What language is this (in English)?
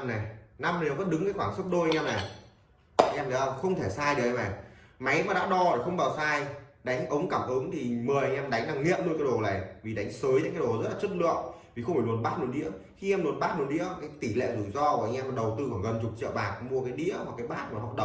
Vietnamese